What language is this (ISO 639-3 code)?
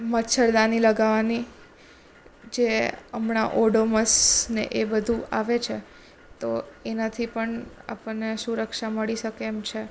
guj